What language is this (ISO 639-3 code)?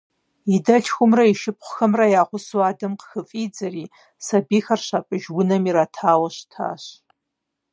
kbd